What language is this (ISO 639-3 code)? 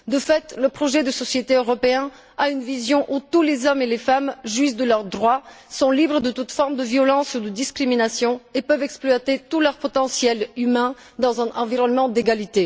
fra